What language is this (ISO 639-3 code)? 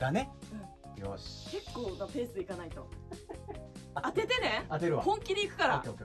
jpn